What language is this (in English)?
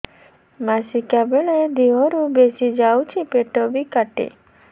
Odia